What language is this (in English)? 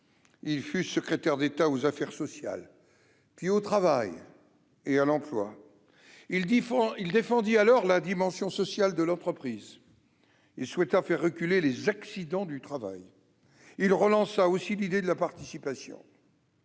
French